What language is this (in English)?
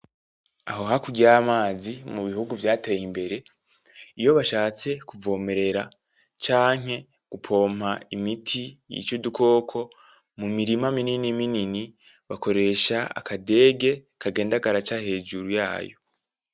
Rundi